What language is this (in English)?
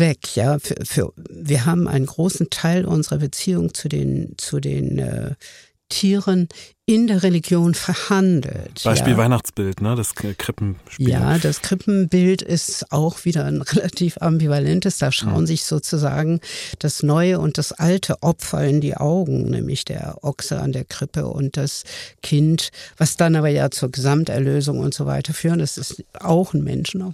German